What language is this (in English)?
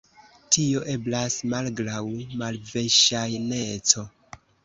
Esperanto